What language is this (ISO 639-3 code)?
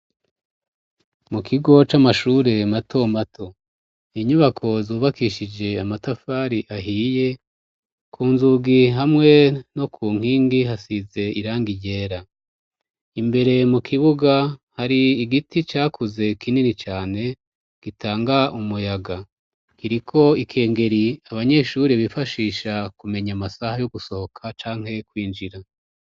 run